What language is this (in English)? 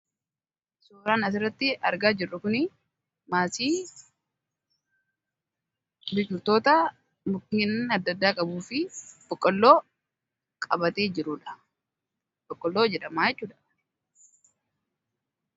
Oromo